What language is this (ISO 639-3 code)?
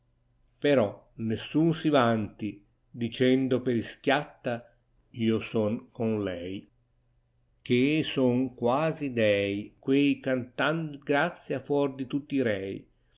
ita